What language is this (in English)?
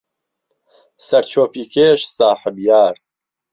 Central Kurdish